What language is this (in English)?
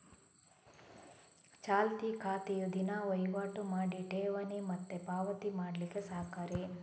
Kannada